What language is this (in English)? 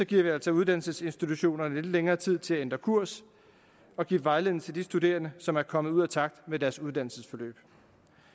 Danish